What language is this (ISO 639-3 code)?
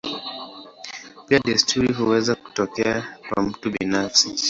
swa